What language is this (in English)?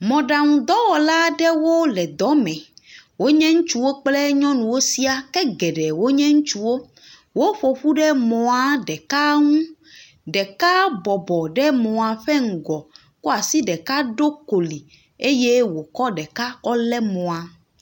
Ewe